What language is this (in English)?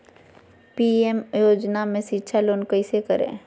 Magahi